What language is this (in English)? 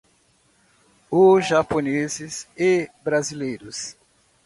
Portuguese